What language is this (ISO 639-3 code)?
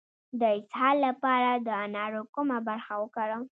pus